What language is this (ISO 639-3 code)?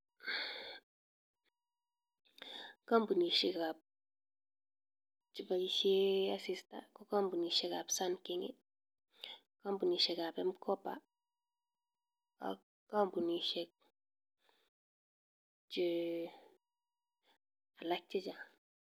kln